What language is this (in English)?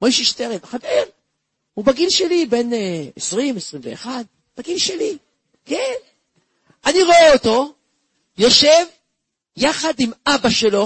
Hebrew